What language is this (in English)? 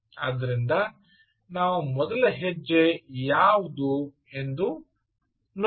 Kannada